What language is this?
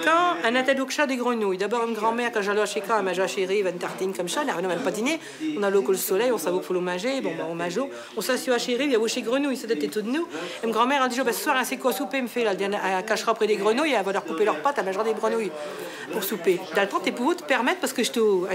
French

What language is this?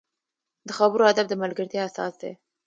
Pashto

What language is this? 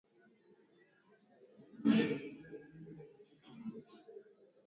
Swahili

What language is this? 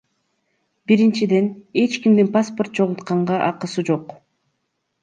Kyrgyz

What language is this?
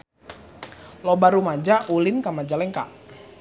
Sundanese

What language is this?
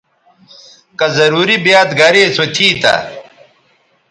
Bateri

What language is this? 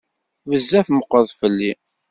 Kabyle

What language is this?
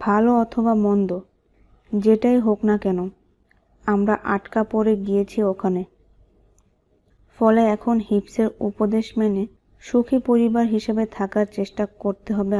Romanian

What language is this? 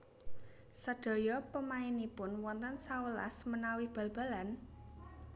Javanese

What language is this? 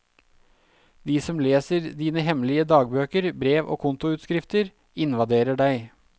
Norwegian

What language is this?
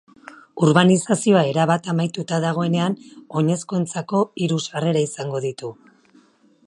Basque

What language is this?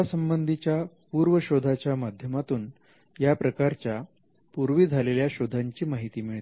Marathi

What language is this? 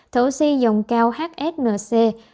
Vietnamese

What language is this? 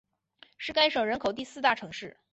Chinese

